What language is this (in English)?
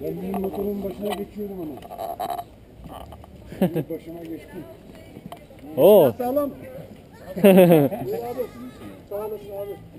Turkish